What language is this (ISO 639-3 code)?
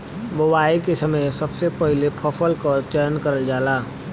bho